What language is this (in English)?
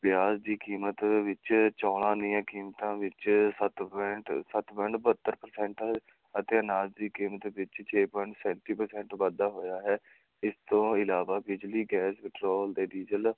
Punjabi